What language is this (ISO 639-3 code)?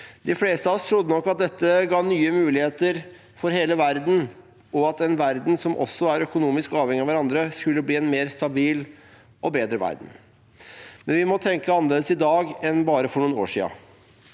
nor